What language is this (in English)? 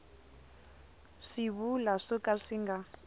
Tsonga